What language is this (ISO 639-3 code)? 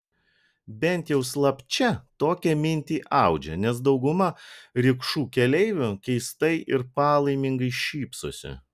lit